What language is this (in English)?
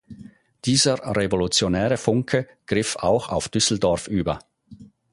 German